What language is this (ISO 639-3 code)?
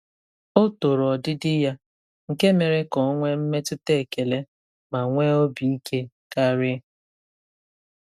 ibo